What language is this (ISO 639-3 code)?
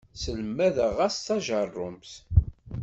kab